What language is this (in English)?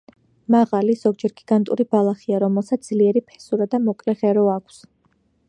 Georgian